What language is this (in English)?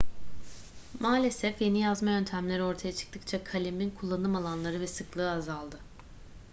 Turkish